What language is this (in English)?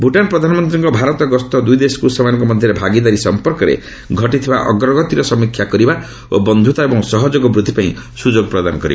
Odia